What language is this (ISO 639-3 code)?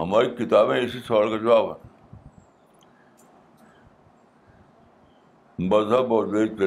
urd